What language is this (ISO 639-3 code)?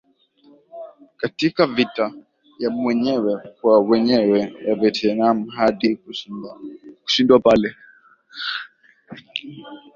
swa